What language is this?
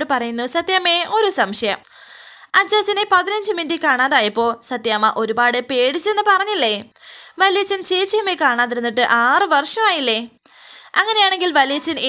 Malayalam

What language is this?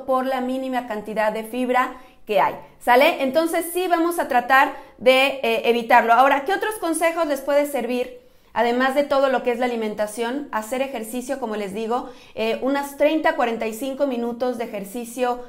Spanish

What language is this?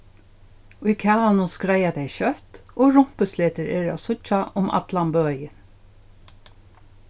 Faroese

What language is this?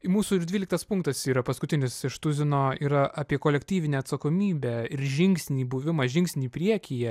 Lithuanian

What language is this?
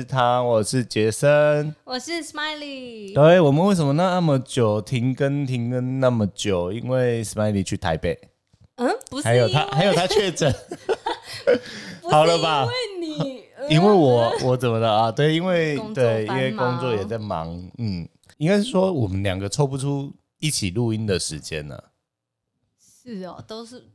Chinese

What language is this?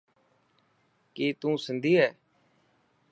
Dhatki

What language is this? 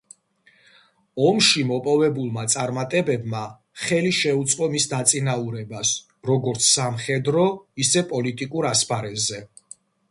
Georgian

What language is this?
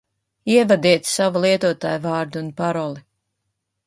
Latvian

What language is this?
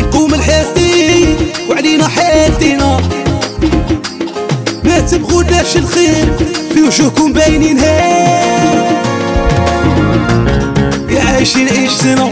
Arabic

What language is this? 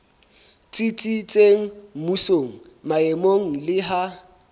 Southern Sotho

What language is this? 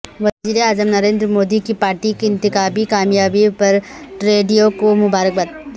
Urdu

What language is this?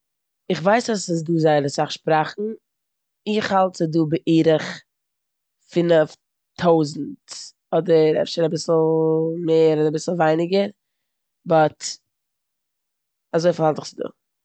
Yiddish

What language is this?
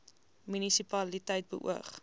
Afrikaans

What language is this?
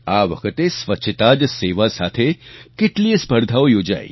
Gujarati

